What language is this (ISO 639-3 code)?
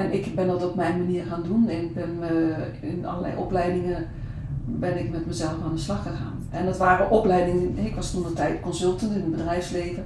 nld